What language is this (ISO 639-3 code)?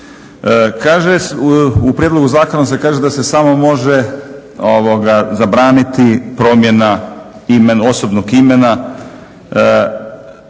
hrv